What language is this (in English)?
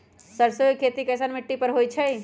Magahi